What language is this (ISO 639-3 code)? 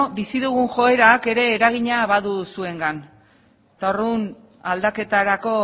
eus